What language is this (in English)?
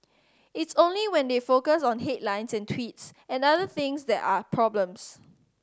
English